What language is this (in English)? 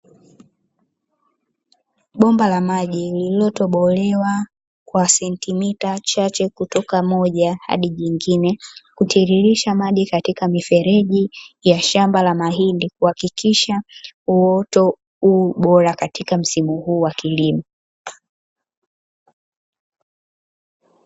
Swahili